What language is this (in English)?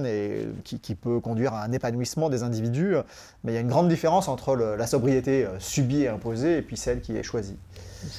French